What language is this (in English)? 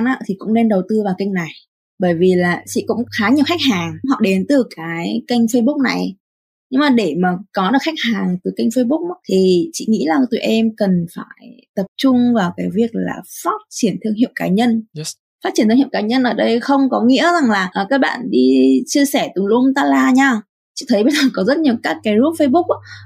Vietnamese